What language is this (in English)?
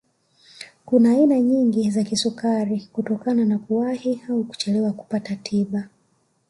Swahili